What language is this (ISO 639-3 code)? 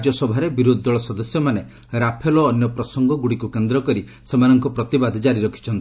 ori